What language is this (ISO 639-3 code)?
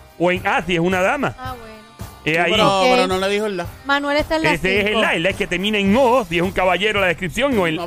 spa